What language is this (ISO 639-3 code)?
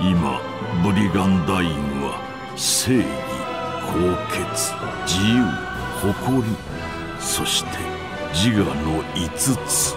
jpn